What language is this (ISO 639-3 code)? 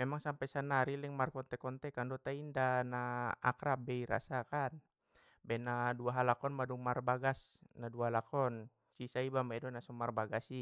btm